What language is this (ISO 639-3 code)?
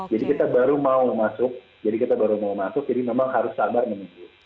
ind